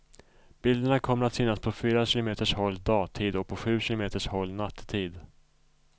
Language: Swedish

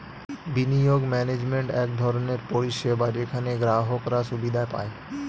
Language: Bangla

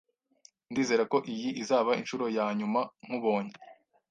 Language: Kinyarwanda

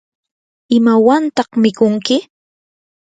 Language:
Yanahuanca Pasco Quechua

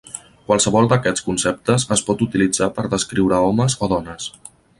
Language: Catalan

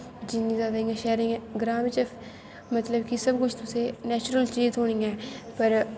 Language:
Dogri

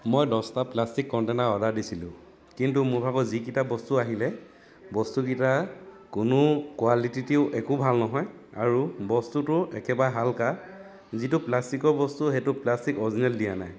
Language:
Assamese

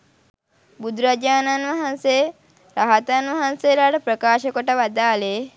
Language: Sinhala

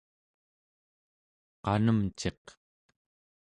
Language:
Central Yupik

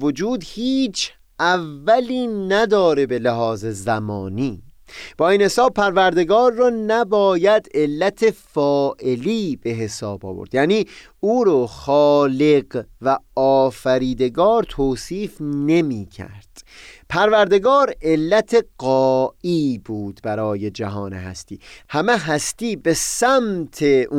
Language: Persian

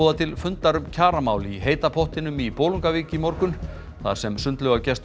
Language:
Icelandic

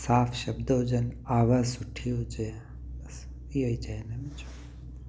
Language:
Sindhi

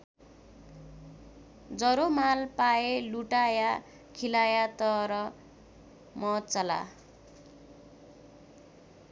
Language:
Nepali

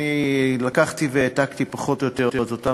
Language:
Hebrew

